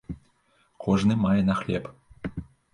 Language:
Belarusian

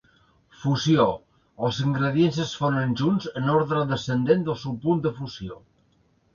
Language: Catalan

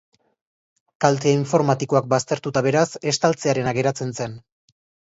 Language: Basque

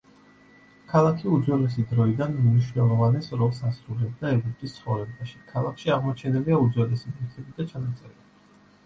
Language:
Georgian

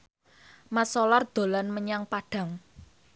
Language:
Javanese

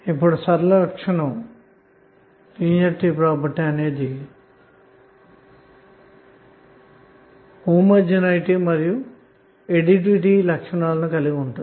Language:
Telugu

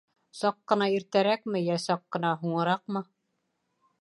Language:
Bashkir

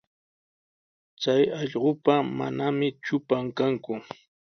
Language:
Sihuas Ancash Quechua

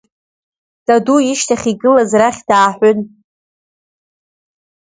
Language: Abkhazian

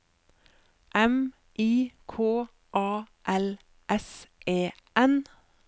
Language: Norwegian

